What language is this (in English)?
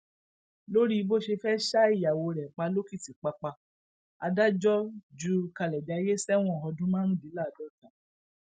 Yoruba